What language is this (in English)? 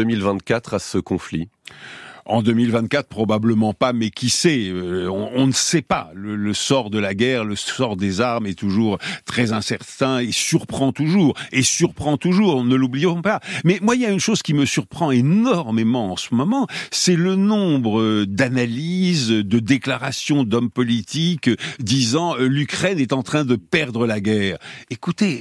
French